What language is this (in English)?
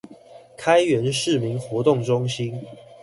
Chinese